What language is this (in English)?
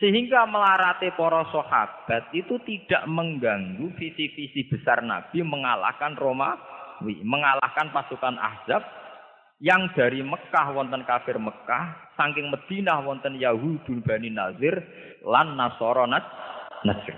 Malay